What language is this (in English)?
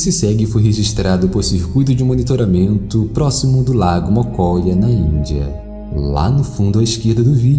Portuguese